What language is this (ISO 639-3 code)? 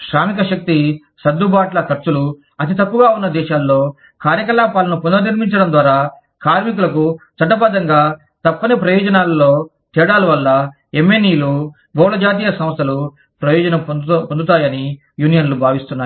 tel